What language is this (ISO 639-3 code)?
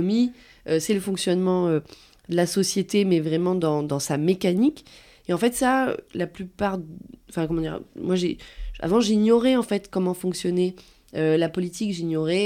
fra